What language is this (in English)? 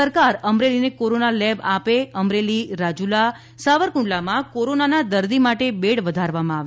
Gujarati